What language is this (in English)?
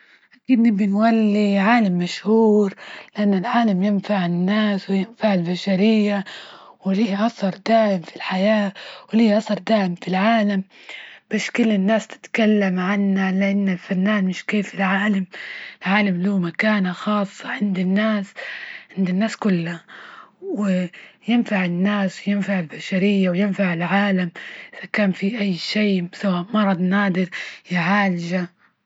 Libyan Arabic